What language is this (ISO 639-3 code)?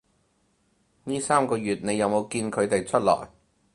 yue